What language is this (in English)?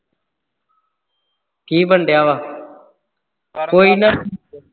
Punjabi